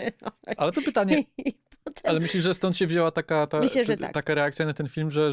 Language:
Polish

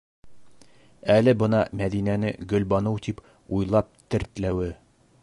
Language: Bashkir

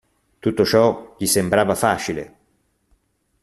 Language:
Italian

